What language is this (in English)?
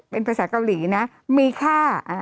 Thai